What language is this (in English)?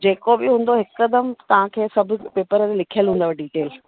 Sindhi